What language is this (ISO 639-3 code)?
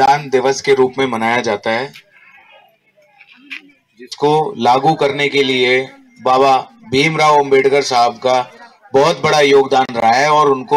tel